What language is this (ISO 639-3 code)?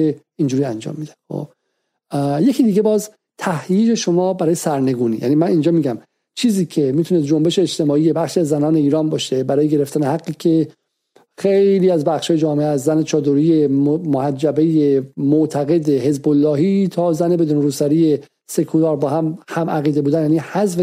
fas